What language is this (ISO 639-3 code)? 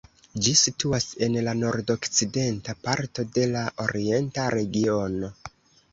epo